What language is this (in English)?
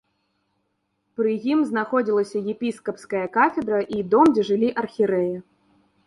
Belarusian